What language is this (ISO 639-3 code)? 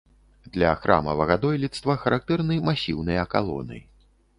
bel